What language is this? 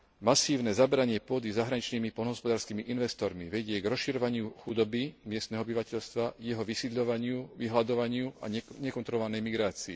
Slovak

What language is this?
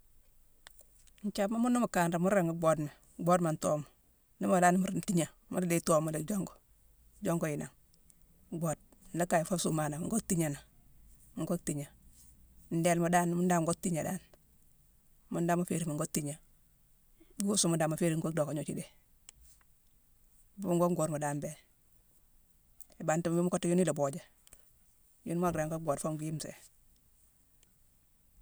Mansoanka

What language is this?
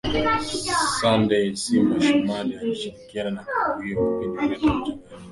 Swahili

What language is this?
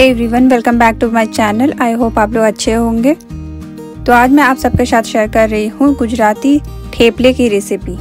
Hindi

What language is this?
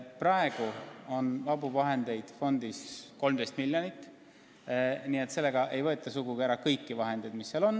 Estonian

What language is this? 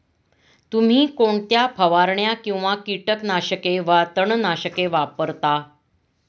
Marathi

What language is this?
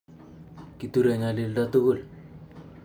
Kalenjin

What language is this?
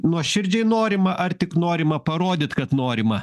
Lithuanian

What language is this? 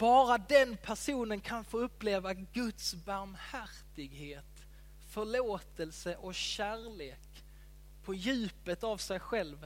Swedish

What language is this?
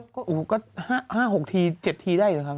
Thai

